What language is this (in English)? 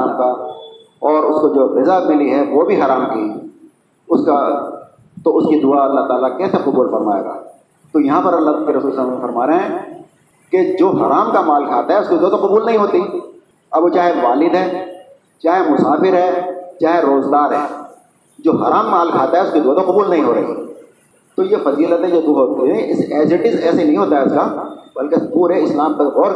Urdu